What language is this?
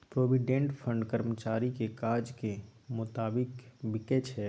Maithili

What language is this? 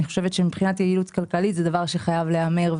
Hebrew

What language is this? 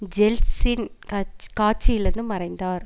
Tamil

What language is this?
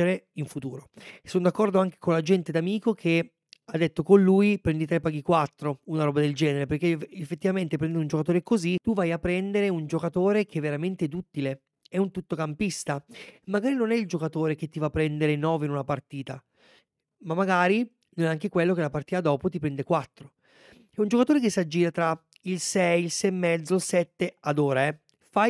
Italian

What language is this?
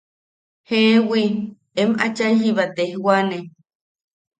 Yaqui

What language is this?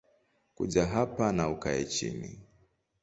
Swahili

